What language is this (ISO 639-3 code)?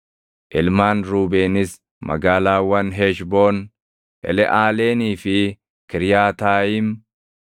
orm